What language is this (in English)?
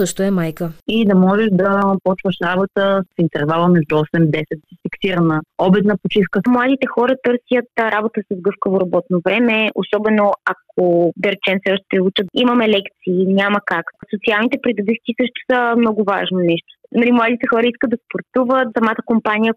Bulgarian